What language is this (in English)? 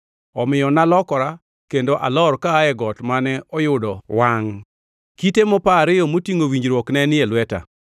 Luo (Kenya and Tanzania)